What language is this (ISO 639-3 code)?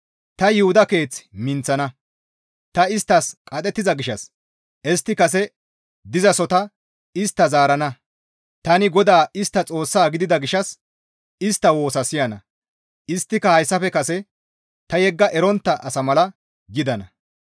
gmv